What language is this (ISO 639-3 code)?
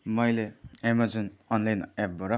nep